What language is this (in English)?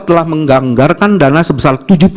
Indonesian